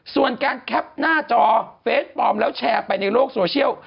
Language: Thai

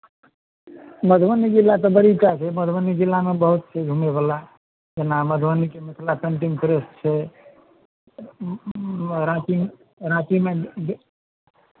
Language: Maithili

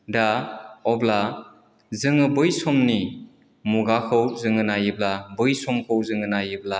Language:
Bodo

